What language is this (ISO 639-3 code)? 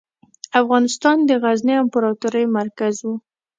pus